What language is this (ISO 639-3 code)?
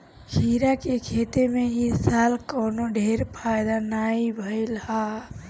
bho